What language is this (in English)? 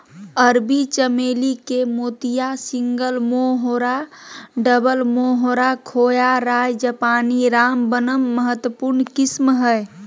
Magahi